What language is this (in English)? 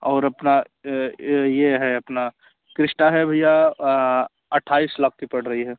Hindi